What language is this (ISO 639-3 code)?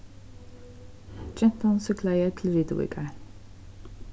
fao